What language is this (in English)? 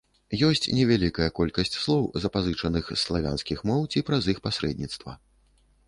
Belarusian